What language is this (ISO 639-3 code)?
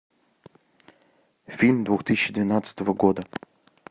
rus